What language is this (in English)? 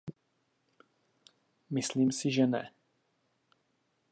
Czech